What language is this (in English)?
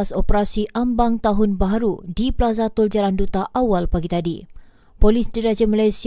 Malay